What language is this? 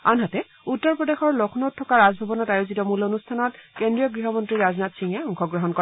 Assamese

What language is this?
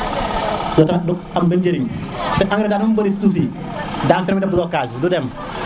Serer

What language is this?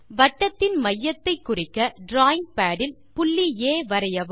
Tamil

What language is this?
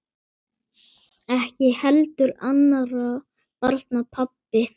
Icelandic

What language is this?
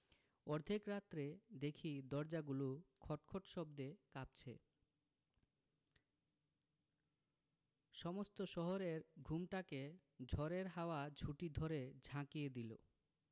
Bangla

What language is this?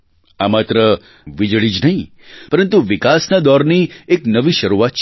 Gujarati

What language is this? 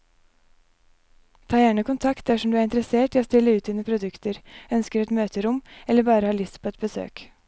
Norwegian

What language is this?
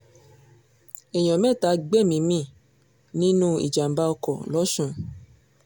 Yoruba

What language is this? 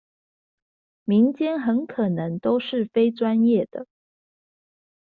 Chinese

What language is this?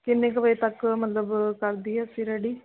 Punjabi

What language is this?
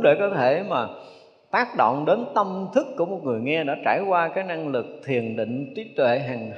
Vietnamese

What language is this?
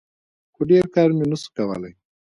Pashto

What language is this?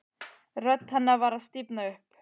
Icelandic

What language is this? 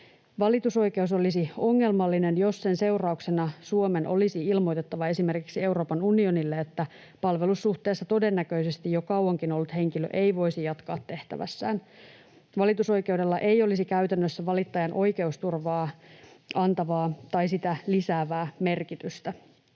Finnish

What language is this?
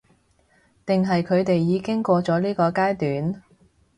Cantonese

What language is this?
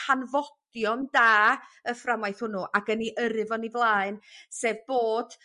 Welsh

